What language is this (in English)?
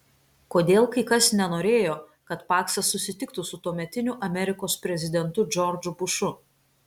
Lithuanian